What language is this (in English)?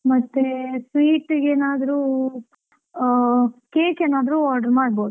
Kannada